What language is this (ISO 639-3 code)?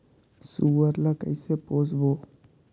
hne